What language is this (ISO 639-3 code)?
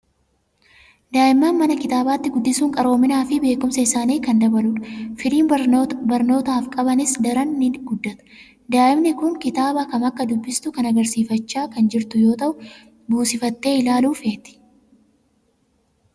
orm